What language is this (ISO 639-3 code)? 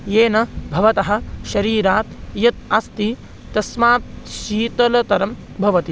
san